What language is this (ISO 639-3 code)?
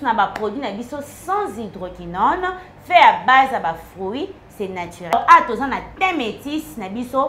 fra